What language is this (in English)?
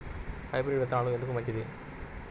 Telugu